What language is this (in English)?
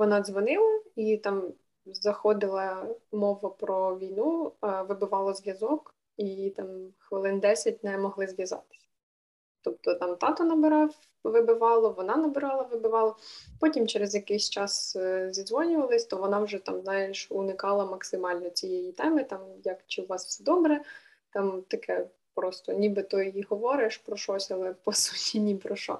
Ukrainian